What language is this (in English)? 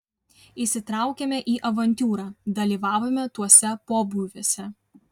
Lithuanian